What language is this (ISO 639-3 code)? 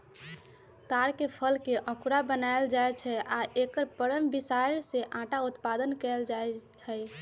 mag